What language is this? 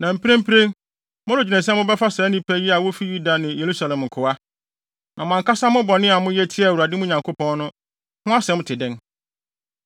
Akan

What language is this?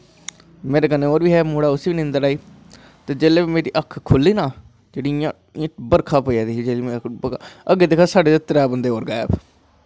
Dogri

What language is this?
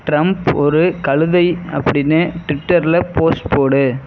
Tamil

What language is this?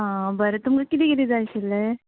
Konkani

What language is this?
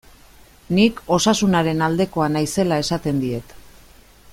Basque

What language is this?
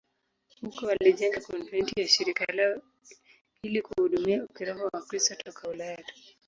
Swahili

